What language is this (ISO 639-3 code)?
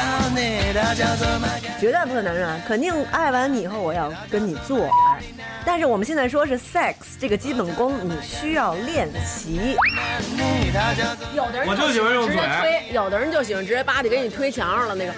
zho